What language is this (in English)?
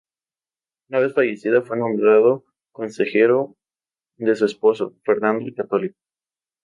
Spanish